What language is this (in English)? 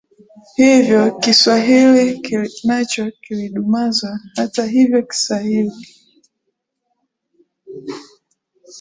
Swahili